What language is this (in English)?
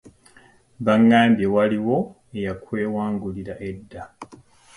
Ganda